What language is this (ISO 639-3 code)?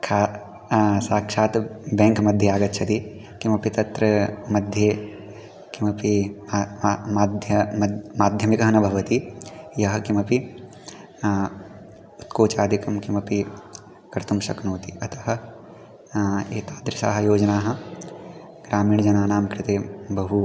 san